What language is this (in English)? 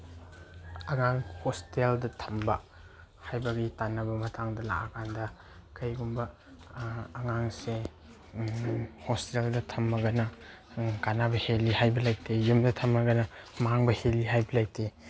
Manipuri